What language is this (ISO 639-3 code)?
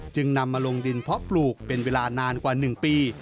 tha